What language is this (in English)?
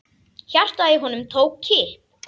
Icelandic